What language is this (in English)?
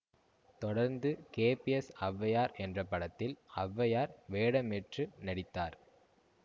Tamil